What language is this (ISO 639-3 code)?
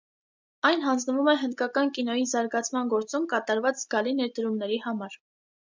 hye